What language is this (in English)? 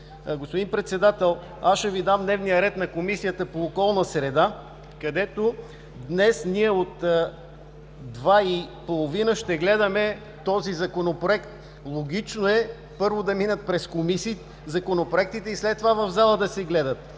Bulgarian